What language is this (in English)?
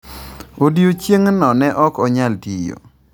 Luo (Kenya and Tanzania)